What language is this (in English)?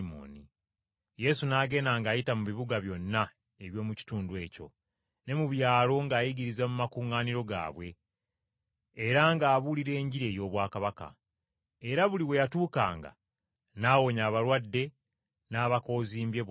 Ganda